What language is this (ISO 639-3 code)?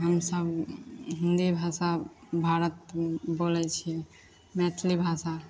mai